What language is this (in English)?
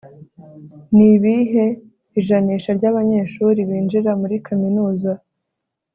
Kinyarwanda